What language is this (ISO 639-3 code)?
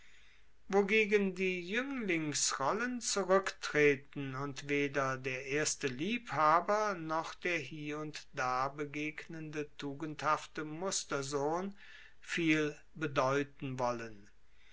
deu